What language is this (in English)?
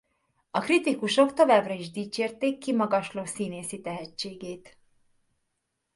Hungarian